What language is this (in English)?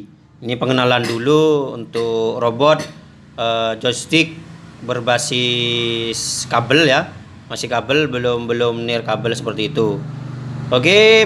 Indonesian